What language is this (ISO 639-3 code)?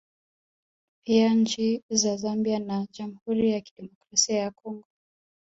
swa